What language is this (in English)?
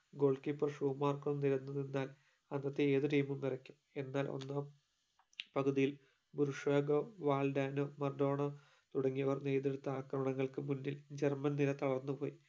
Malayalam